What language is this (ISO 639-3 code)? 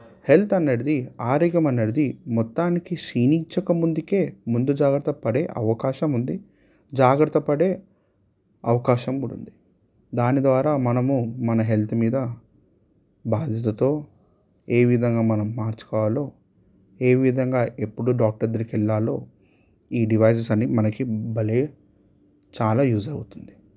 tel